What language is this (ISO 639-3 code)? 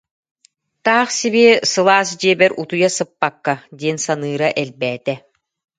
sah